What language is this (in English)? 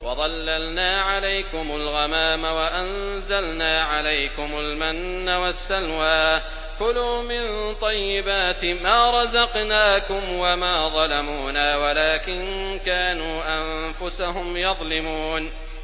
Arabic